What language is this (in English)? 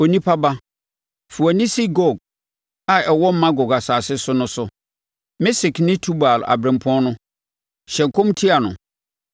Akan